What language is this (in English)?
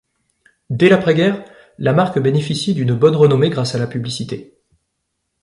French